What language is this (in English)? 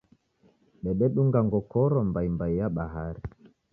Taita